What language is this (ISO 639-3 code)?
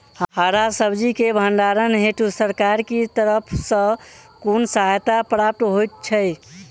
mai